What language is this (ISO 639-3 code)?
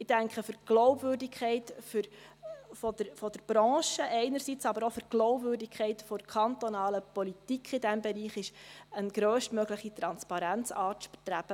gsw